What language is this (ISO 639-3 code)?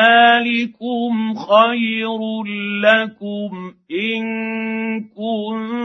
ara